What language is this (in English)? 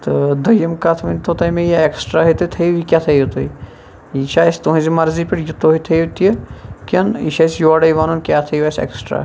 Kashmiri